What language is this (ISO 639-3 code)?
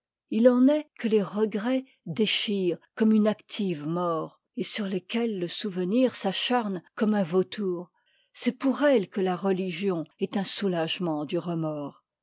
fra